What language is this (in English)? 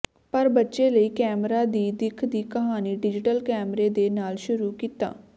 Punjabi